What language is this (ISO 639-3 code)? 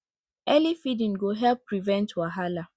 pcm